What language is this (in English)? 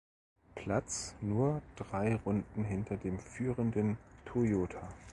German